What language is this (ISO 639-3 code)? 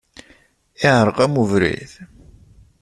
kab